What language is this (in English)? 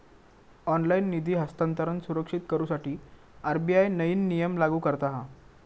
Marathi